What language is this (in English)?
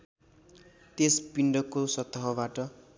Nepali